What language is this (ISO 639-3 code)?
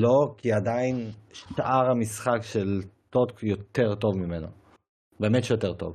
heb